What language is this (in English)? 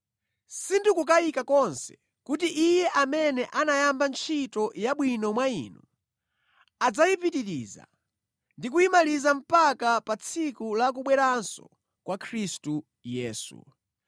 Nyanja